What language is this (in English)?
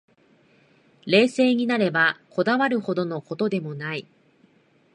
Japanese